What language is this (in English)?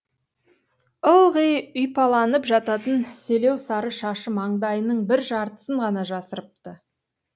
Kazakh